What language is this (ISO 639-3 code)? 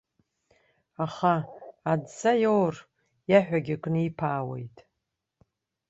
abk